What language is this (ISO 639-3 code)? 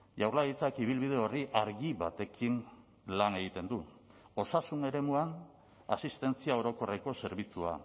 eus